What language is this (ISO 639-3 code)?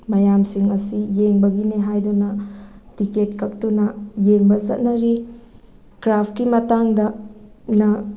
mni